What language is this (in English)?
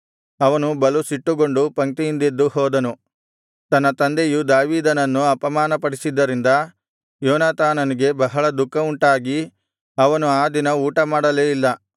Kannada